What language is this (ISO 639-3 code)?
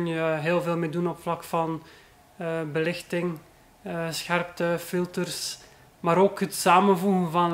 nld